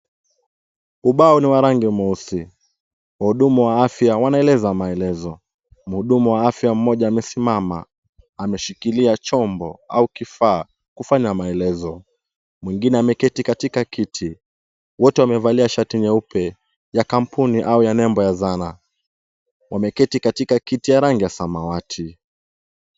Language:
Swahili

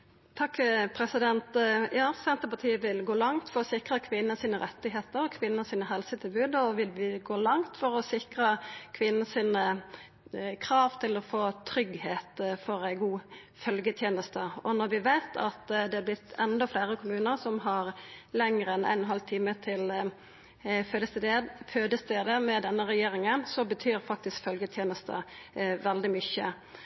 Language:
Norwegian Nynorsk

